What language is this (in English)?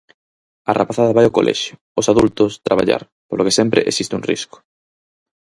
Galician